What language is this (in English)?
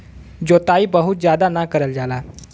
Bhojpuri